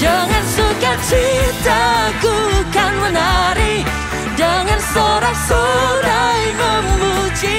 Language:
Indonesian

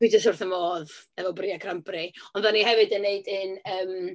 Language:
Welsh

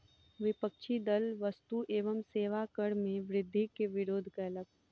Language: Maithili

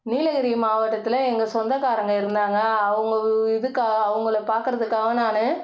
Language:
Tamil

